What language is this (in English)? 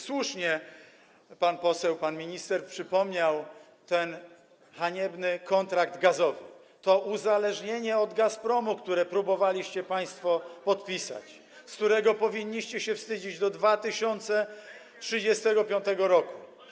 Polish